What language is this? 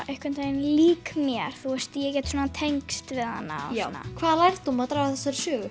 Icelandic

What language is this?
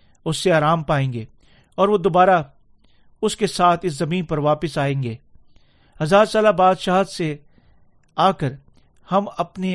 Urdu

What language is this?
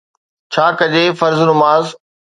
Sindhi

